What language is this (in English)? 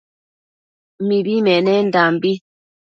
Matsés